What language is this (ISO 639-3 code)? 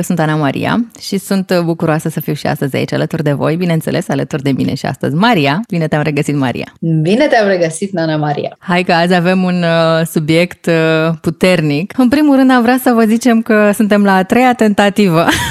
ron